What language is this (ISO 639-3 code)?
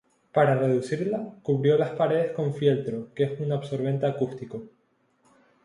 spa